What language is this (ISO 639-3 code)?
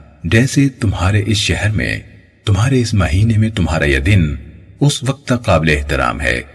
urd